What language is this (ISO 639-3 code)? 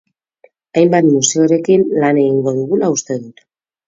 eus